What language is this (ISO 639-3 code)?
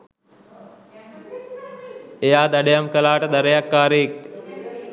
sin